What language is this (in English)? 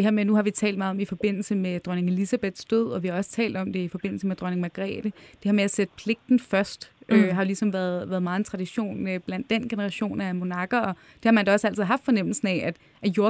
Danish